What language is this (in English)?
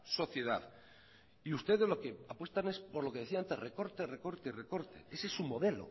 Spanish